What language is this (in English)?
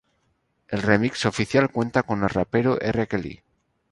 Spanish